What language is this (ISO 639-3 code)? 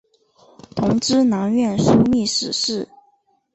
zho